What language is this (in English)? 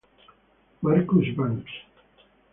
Italian